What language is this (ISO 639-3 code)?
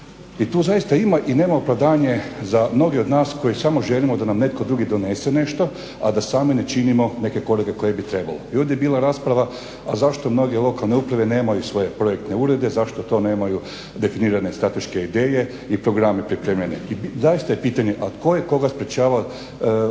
hrv